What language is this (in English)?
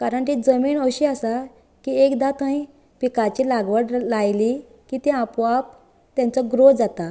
Konkani